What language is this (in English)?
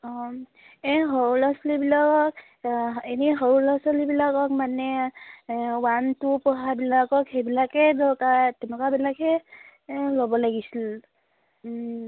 Assamese